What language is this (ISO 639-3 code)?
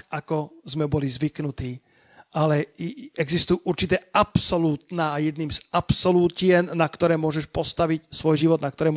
slk